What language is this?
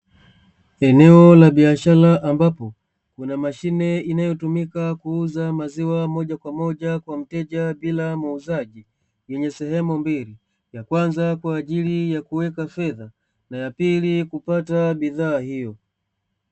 Swahili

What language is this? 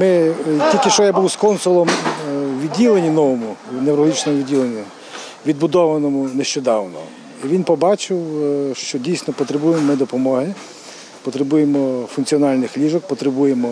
Ukrainian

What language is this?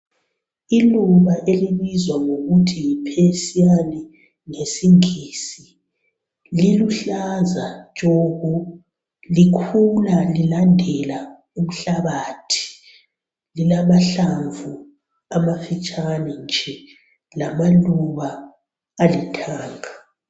North Ndebele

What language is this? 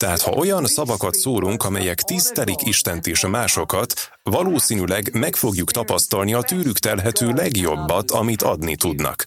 Hungarian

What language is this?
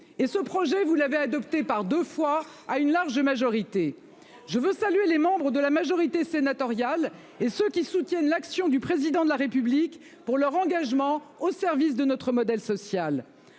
French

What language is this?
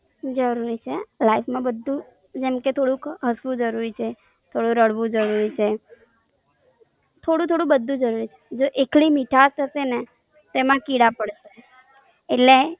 Gujarati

